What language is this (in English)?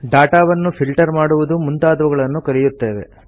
Kannada